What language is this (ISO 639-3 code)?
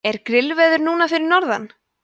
isl